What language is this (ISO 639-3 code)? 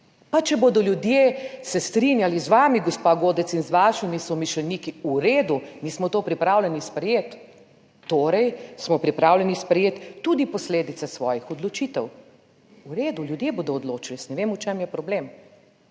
slv